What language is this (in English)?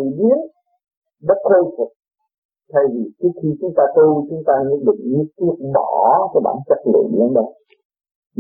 Vietnamese